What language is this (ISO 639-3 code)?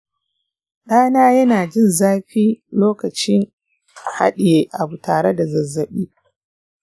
hau